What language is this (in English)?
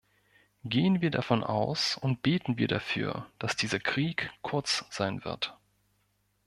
German